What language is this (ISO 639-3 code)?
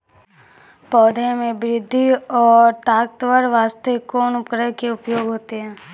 mai